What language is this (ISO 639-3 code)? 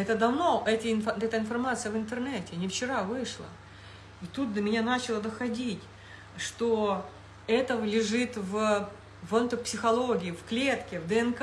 rus